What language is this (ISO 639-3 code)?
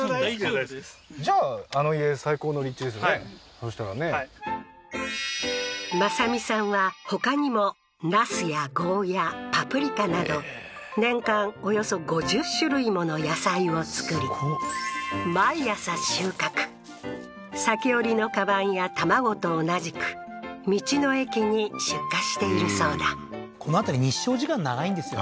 jpn